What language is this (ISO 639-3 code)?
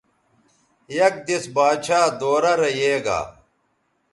btv